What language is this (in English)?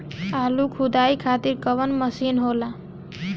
Bhojpuri